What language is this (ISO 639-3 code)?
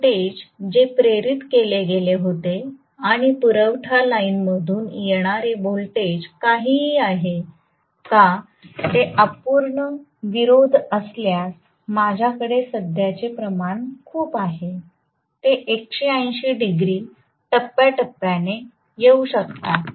mar